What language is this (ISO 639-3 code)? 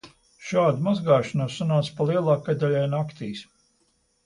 lav